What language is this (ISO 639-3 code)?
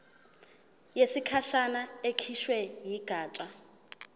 zul